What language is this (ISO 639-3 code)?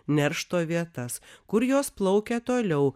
lit